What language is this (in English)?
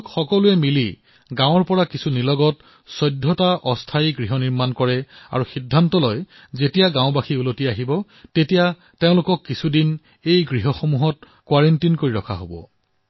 Assamese